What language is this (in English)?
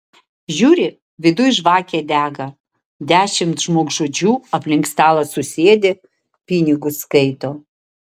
Lithuanian